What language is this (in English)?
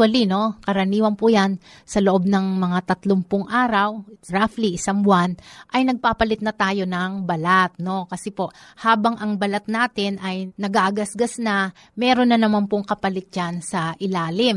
Filipino